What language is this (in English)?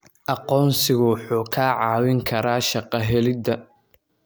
Somali